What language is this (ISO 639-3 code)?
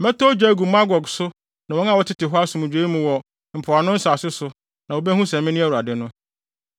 aka